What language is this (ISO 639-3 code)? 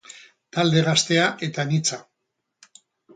eus